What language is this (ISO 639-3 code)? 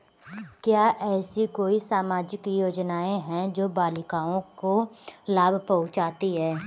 hin